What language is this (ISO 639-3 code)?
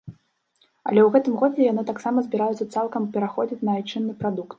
bel